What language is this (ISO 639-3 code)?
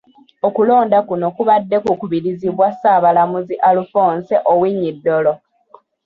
lug